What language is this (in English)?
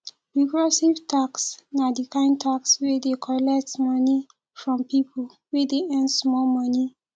Nigerian Pidgin